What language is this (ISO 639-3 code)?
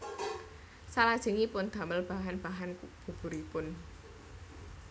jav